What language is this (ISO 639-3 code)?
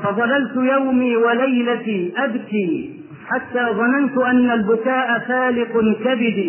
ara